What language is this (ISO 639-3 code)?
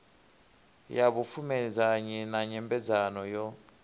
ven